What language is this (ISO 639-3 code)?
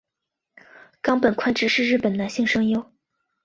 zho